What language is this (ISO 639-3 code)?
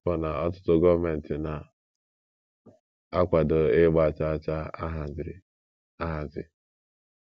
ibo